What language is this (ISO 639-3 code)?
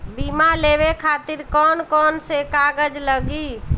bho